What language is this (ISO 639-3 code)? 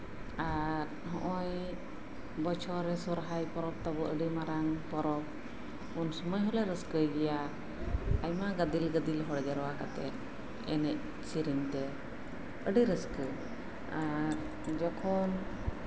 sat